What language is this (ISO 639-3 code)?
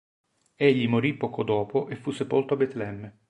ita